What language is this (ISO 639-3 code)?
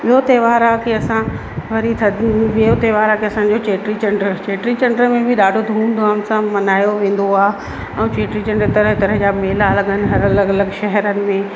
snd